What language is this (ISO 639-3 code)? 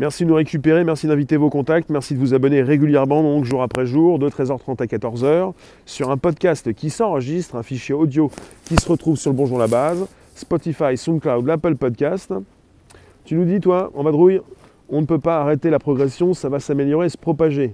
fra